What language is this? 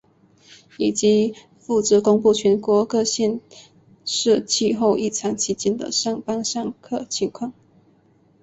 Chinese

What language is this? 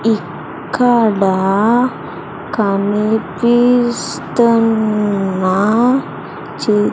Telugu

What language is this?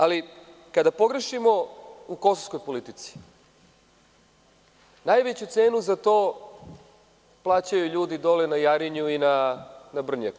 Serbian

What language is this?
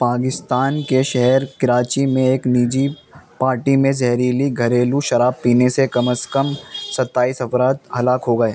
Urdu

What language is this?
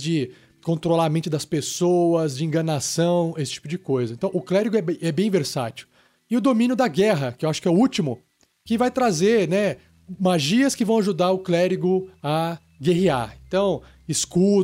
Portuguese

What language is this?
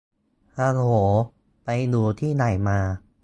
Thai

